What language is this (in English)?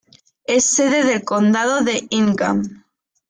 Spanish